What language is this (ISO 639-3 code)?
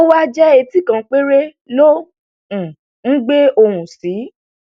yor